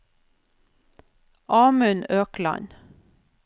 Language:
Norwegian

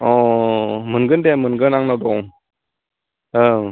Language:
Bodo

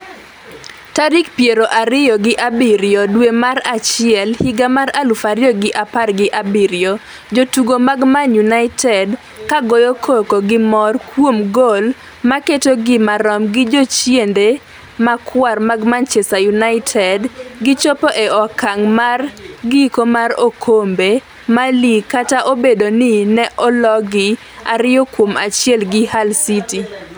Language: Luo (Kenya and Tanzania)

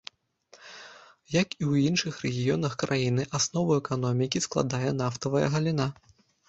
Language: Belarusian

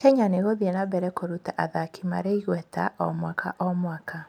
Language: Kikuyu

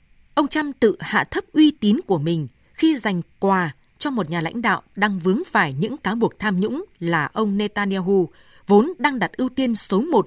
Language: Vietnamese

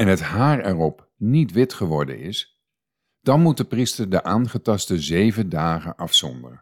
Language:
Dutch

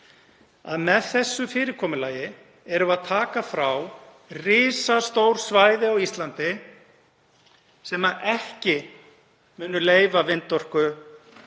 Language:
Icelandic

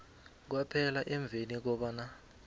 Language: South Ndebele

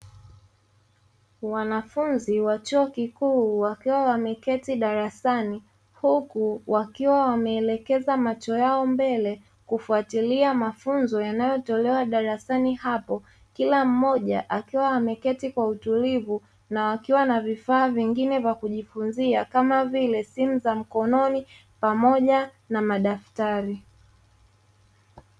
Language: Swahili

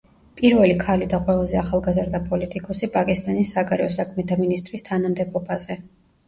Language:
Georgian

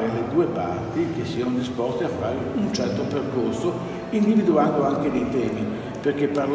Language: Italian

